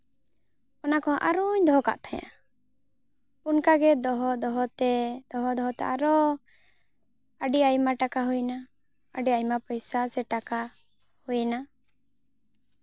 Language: Santali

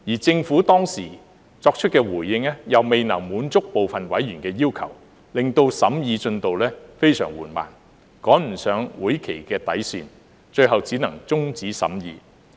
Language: Cantonese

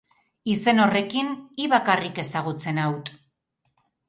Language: Basque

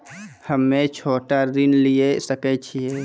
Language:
Maithili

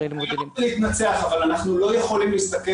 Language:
Hebrew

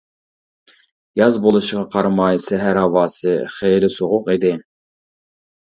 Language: Uyghur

